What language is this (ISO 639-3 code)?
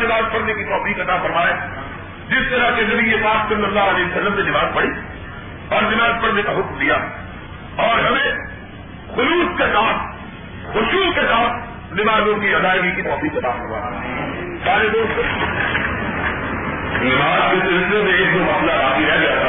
urd